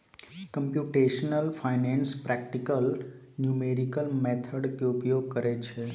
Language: Maithili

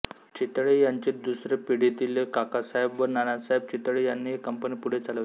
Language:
Marathi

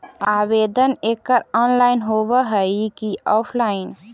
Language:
Magahi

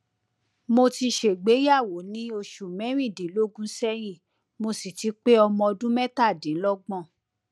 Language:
Yoruba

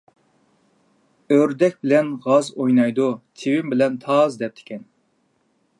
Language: Uyghur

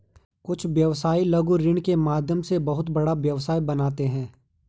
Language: Hindi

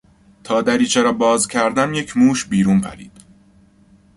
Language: Persian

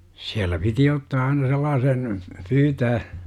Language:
Finnish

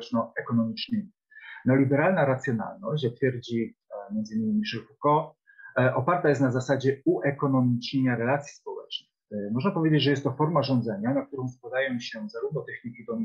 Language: Polish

